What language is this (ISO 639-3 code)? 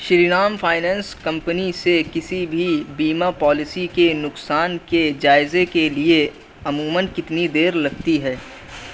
urd